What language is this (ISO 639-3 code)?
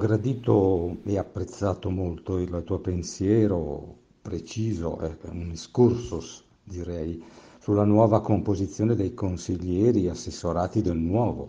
ita